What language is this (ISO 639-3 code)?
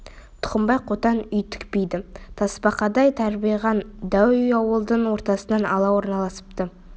kaz